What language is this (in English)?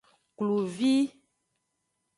Aja (Benin)